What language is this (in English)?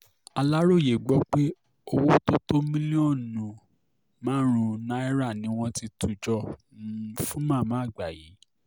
Yoruba